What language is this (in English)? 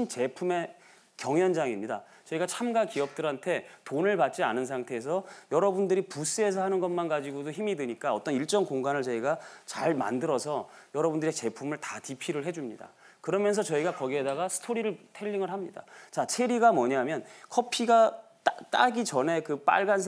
Korean